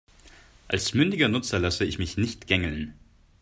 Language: German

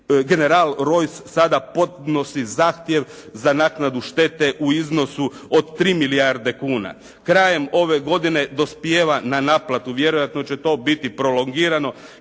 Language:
Croatian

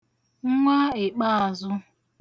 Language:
Igbo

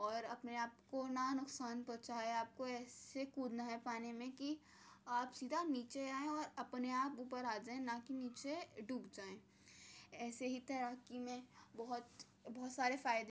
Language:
Urdu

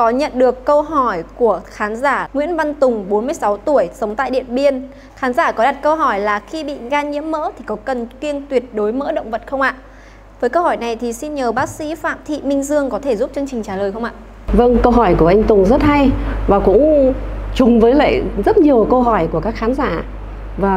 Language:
Vietnamese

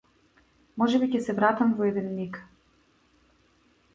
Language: Macedonian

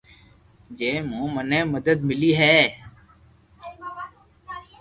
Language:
Loarki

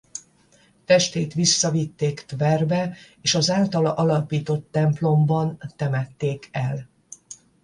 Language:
Hungarian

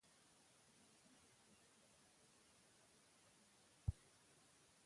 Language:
Pashto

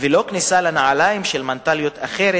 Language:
Hebrew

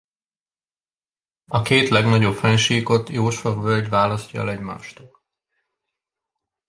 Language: Hungarian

